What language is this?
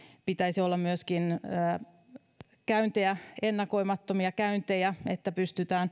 Finnish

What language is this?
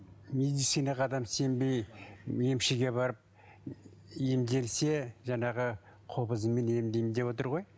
Kazakh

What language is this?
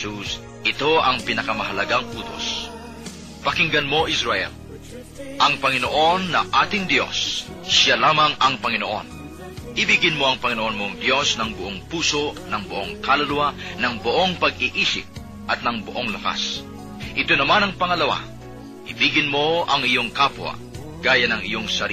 Filipino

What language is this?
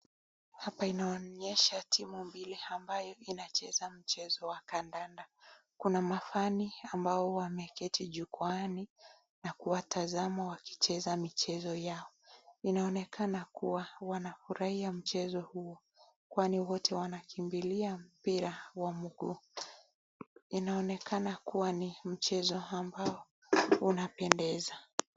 Swahili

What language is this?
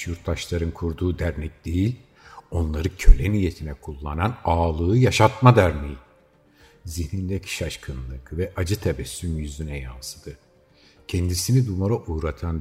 Turkish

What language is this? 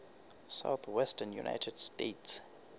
Southern Sotho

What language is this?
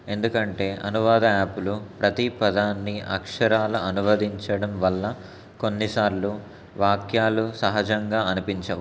Telugu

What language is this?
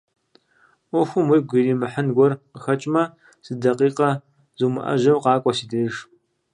Kabardian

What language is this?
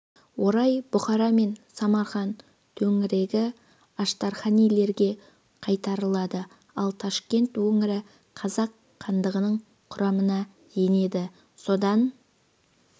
Kazakh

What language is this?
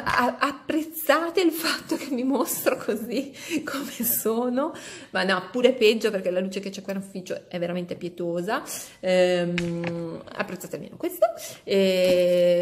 Italian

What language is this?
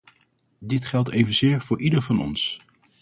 Dutch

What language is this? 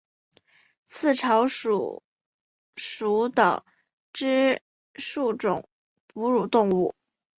Chinese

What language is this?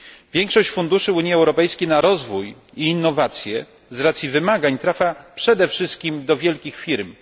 Polish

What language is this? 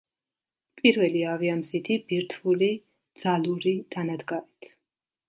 Georgian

